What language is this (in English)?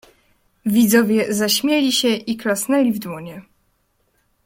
Polish